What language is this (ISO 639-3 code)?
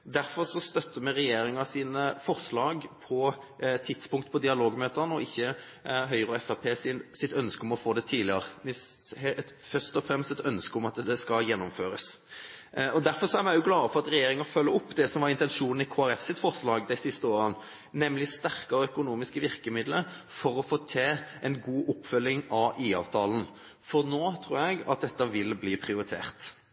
nob